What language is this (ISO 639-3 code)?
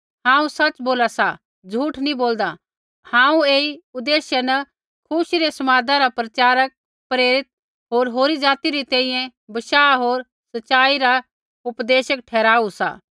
kfx